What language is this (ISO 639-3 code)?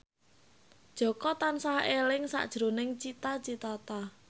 jav